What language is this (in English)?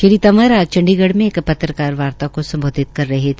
Hindi